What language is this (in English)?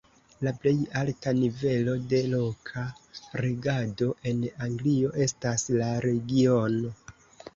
Esperanto